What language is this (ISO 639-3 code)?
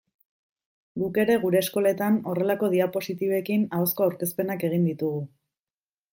eus